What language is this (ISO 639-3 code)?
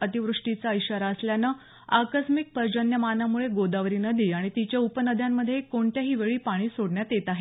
mar